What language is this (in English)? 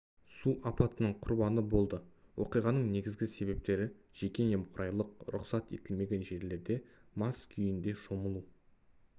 Kazakh